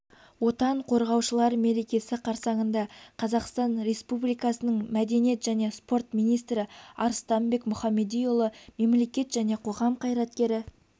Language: Kazakh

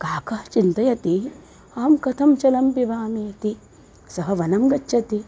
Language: Sanskrit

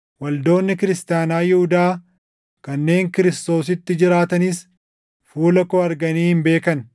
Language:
Oromo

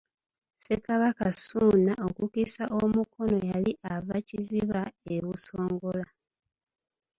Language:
Ganda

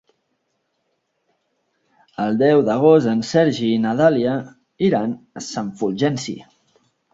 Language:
Catalan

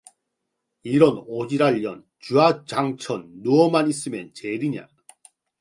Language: Korean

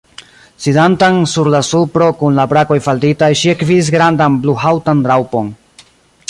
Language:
Esperanto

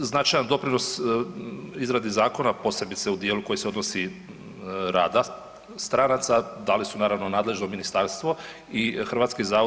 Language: Croatian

